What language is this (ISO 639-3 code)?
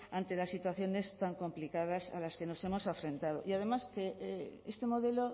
spa